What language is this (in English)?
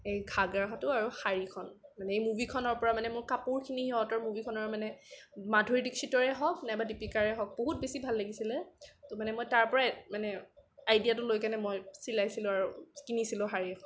Assamese